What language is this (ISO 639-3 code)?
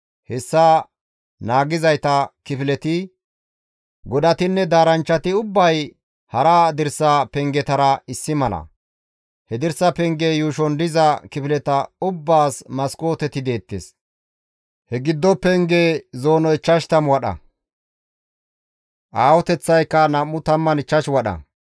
gmv